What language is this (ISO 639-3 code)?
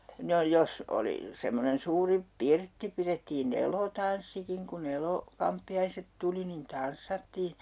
fin